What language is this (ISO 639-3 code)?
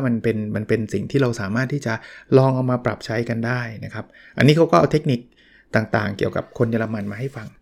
tha